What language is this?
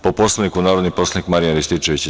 Serbian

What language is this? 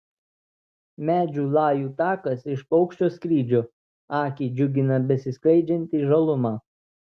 Lithuanian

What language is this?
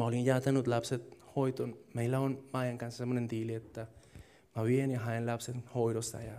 Finnish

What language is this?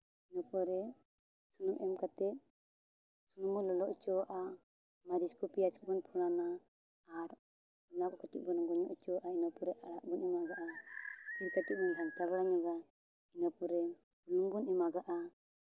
Santali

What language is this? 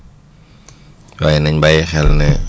Wolof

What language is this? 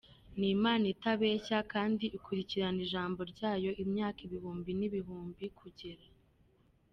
Kinyarwanda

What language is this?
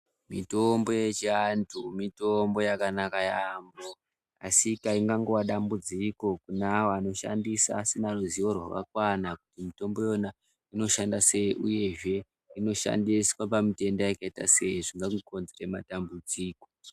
Ndau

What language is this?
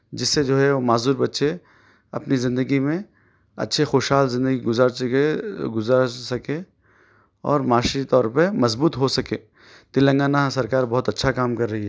Urdu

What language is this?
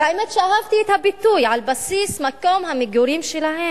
Hebrew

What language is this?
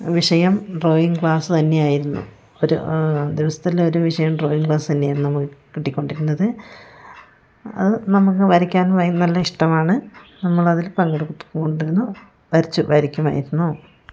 Malayalam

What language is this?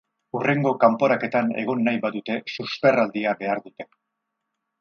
Basque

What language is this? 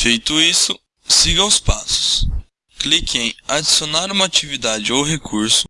Portuguese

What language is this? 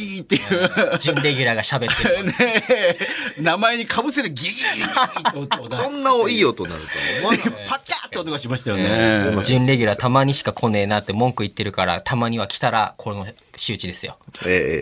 Japanese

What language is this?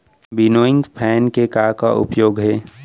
Chhattisgarhi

